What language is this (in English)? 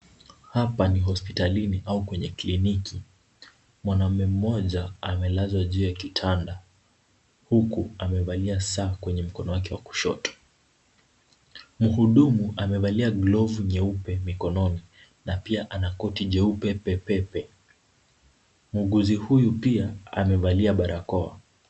Swahili